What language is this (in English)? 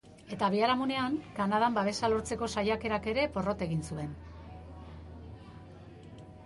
Basque